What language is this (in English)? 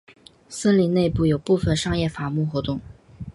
Chinese